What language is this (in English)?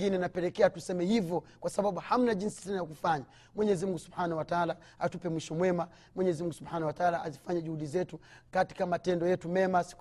Swahili